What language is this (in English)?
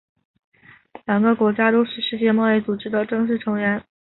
Chinese